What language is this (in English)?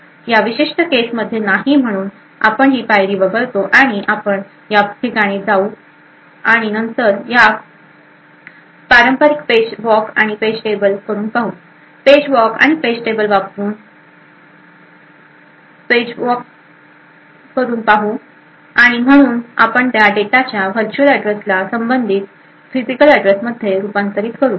Marathi